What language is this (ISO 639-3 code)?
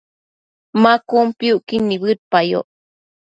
mcf